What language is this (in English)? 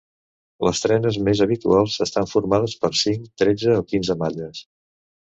Catalan